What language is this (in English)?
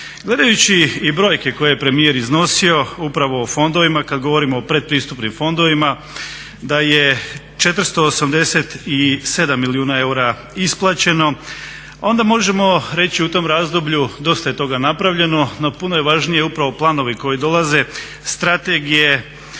Croatian